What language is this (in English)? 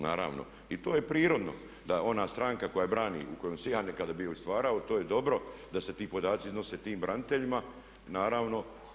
Croatian